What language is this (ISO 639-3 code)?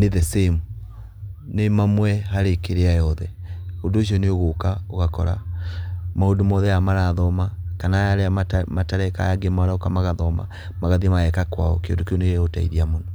kik